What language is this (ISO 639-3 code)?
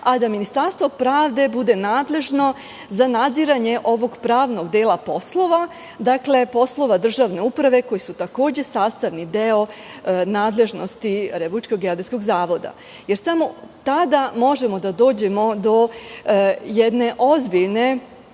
srp